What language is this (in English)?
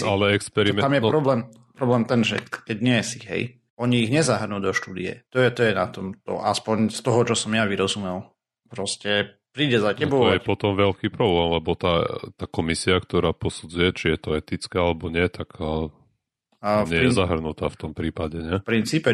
Slovak